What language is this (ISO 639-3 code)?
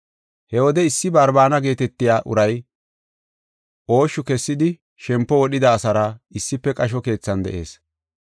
gof